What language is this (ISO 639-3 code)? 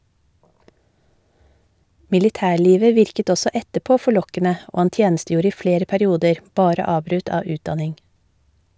nor